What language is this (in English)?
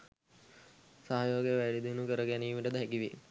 Sinhala